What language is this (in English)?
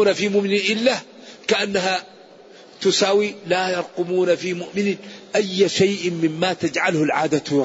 Arabic